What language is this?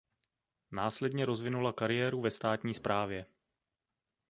Czech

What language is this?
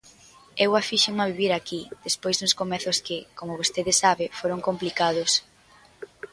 Galician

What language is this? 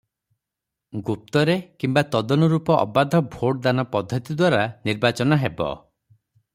Odia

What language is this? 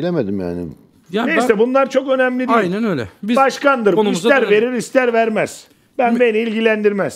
Turkish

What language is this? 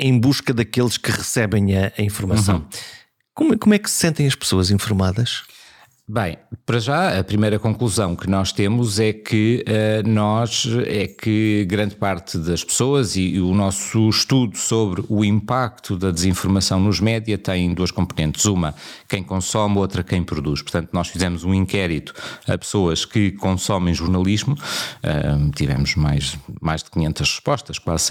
Portuguese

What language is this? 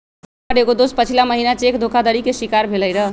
Magahi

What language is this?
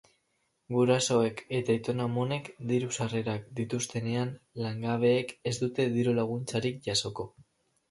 Basque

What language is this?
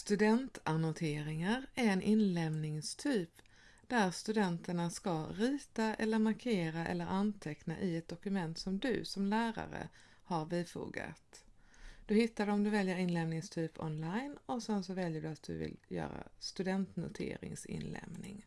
Swedish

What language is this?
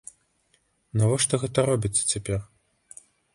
Belarusian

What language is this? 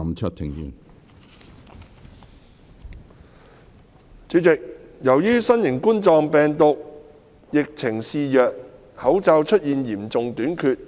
Cantonese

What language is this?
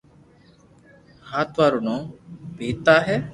Loarki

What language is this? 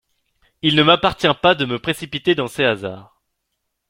French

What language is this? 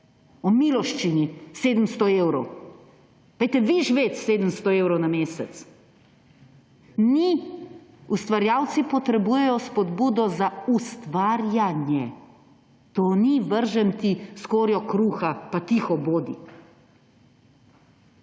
Slovenian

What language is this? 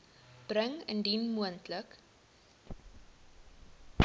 Afrikaans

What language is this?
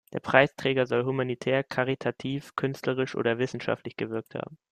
German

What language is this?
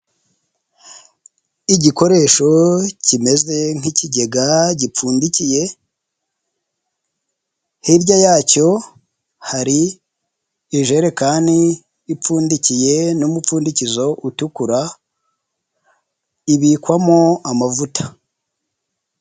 Kinyarwanda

